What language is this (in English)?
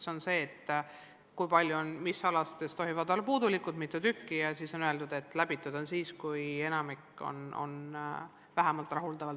Estonian